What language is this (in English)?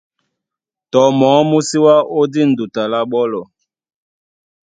Duala